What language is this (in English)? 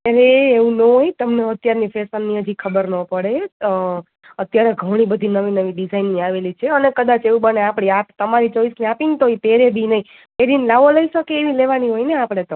Gujarati